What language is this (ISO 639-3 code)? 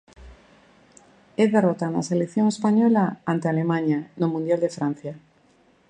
glg